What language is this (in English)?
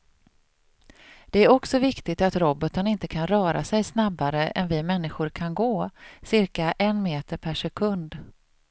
Swedish